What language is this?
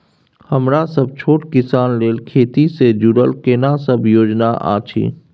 Maithili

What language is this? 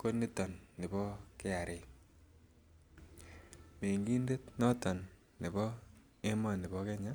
Kalenjin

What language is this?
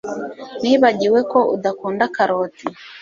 Kinyarwanda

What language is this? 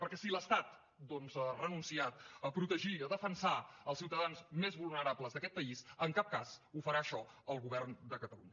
Catalan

